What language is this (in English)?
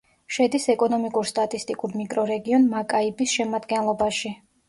Georgian